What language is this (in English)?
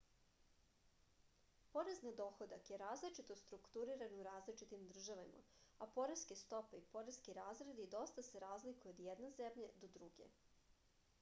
Serbian